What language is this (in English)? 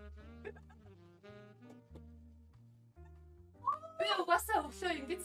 Russian